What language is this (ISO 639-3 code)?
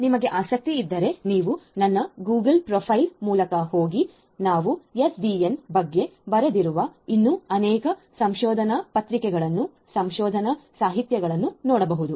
kan